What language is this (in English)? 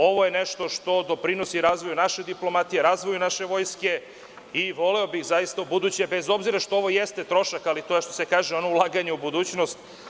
Serbian